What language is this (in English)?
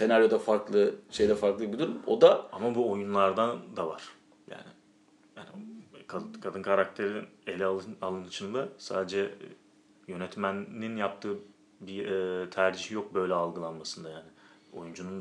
Turkish